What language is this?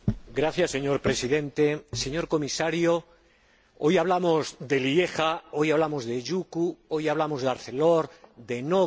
Spanish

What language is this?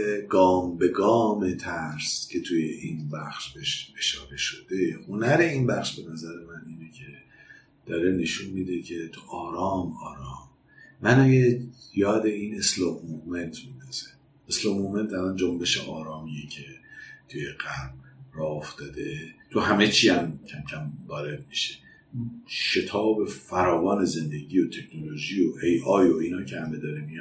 Persian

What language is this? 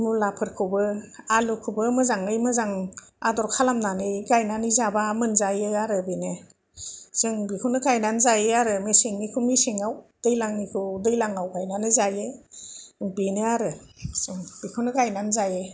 Bodo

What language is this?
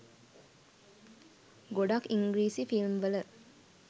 Sinhala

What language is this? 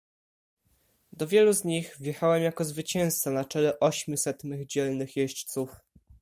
Polish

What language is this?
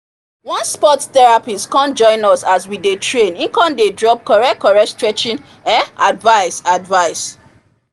Nigerian Pidgin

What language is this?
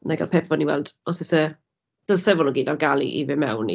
Welsh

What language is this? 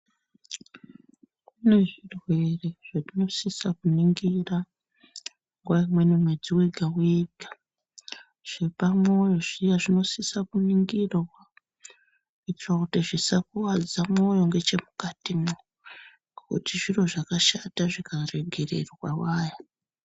Ndau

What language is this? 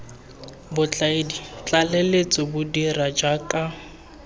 Tswana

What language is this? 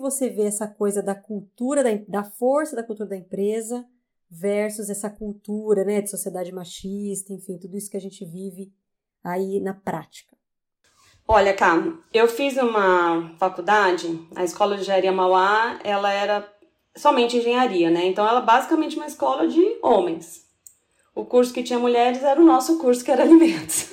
Portuguese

